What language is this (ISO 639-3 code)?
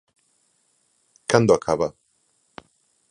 glg